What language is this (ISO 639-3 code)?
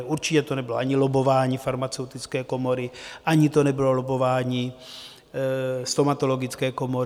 ces